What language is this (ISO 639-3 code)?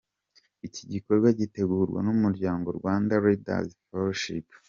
kin